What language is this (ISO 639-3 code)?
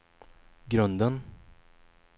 swe